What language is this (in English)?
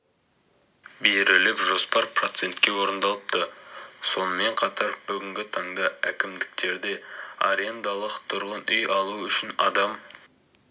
Kazakh